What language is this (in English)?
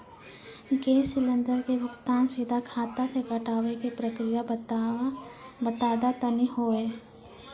Maithili